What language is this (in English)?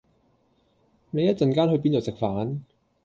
Cantonese